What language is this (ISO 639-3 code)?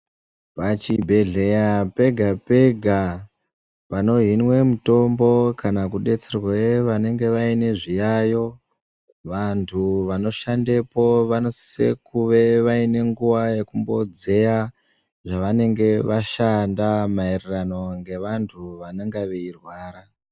ndc